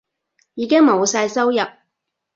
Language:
Cantonese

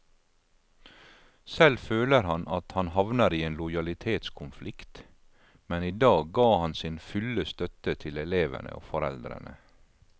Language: Norwegian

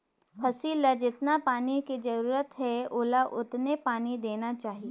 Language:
Chhattisgarhi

